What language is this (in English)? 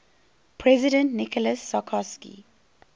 English